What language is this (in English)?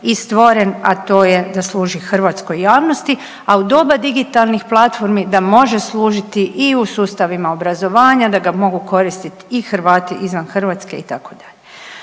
Croatian